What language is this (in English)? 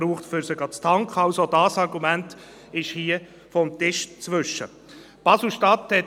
Swiss German